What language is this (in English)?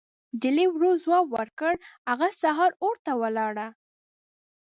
Pashto